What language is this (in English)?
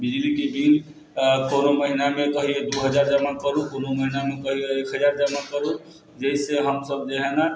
Maithili